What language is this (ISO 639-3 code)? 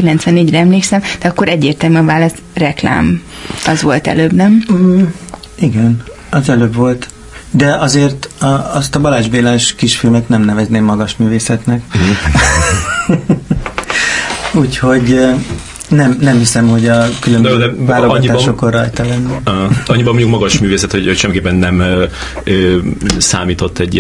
hun